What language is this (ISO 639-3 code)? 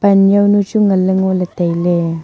nnp